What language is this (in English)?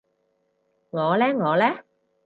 Cantonese